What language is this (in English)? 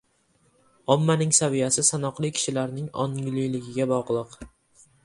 Uzbek